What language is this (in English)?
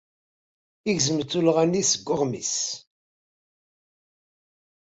Kabyle